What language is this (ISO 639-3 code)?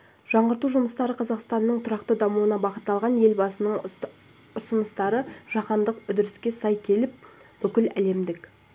kaz